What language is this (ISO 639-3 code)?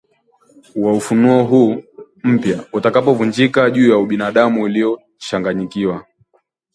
swa